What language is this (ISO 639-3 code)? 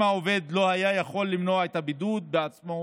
heb